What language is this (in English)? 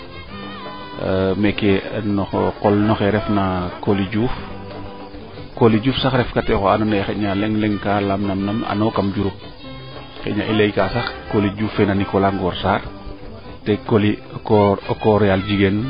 Serer